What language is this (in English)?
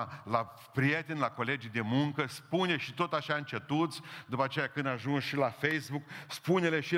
Romanian